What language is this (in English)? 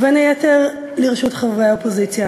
Hebrew